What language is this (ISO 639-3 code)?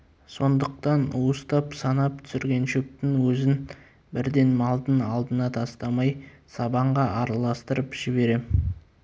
kaz